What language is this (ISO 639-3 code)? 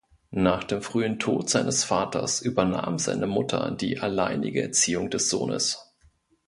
deu